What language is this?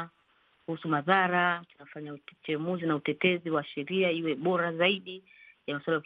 Swahili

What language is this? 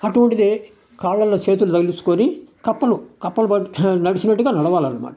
Telugu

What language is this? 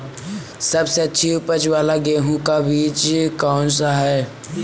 Hindi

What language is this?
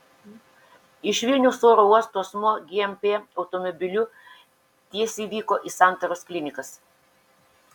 Lithuanian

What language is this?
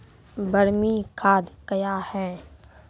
Maithili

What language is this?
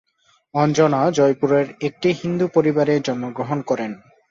Bangla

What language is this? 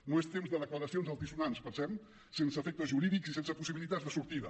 Catalan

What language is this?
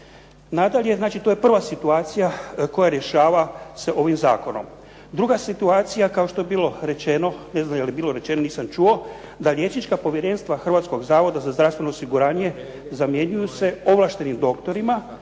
Croatian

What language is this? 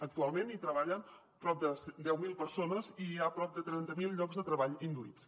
Catalan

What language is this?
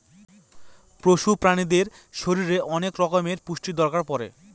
Bangla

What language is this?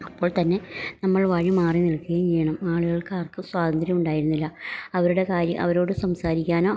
Malayalam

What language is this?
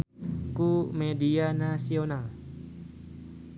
Sundanese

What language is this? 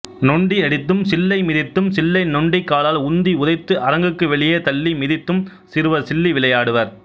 Tamil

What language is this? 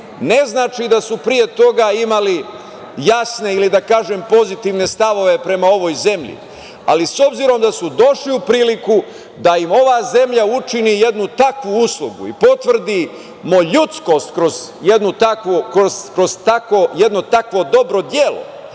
Serbian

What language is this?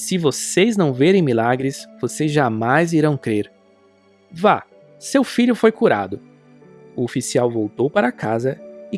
Portuguese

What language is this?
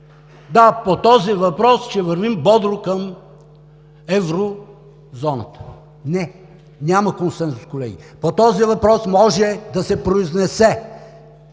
Bulgarian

